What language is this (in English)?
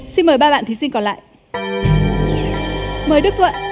Vietnamese